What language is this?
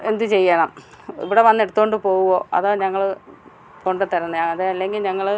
Malayalam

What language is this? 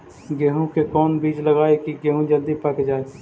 Magahi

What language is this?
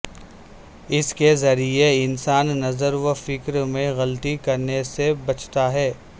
Urdu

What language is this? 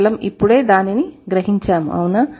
Telugu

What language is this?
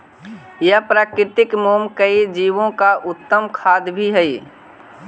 Magahi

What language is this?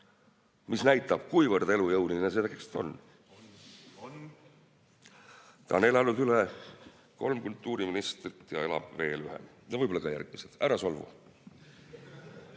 Estonian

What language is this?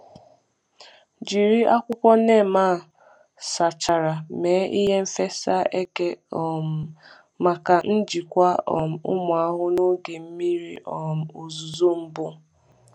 Igbo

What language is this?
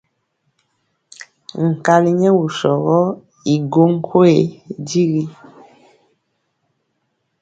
Mpiemo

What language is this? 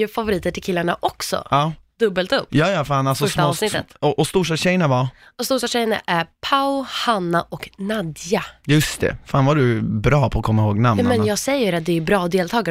Swedish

